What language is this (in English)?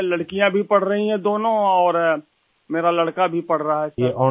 Urdu